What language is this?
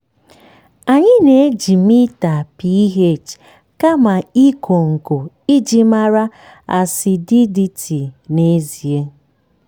Igbo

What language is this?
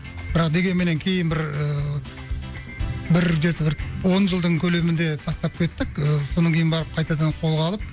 Kazakh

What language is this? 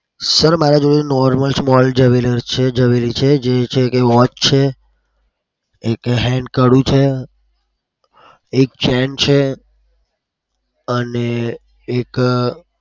Gujarati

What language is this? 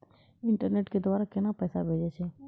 Maithili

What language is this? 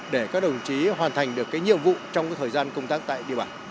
Vietnamese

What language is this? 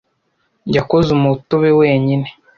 Kinyarwanda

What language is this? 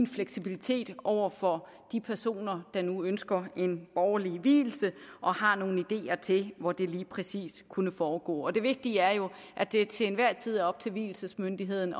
Danish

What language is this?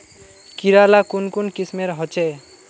Magahi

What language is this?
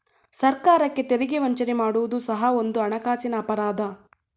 Kannada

